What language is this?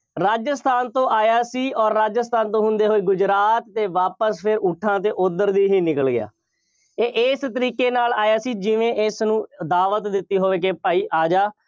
Punjabi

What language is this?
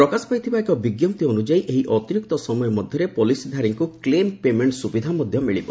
Odia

